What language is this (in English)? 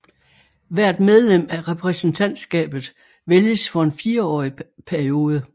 Danish